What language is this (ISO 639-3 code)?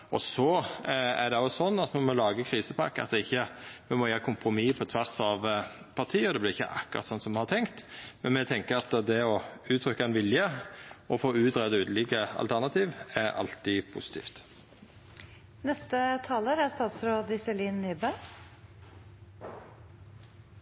nno